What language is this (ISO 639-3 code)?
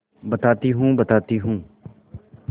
hin